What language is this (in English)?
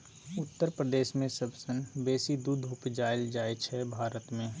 Maithili